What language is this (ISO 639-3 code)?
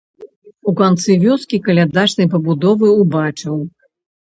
bel